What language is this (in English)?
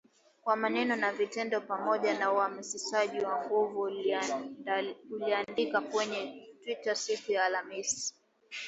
Swahili